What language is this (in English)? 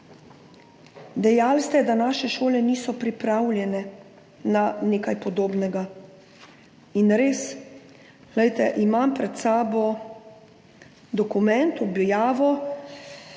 Slovenian